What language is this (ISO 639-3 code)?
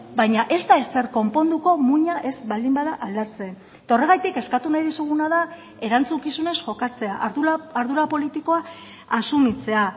eus